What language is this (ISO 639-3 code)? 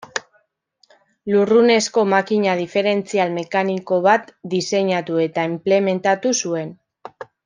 eus